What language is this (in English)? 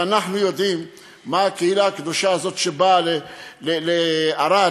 Hebrew